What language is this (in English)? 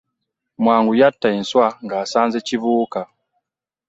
Ganda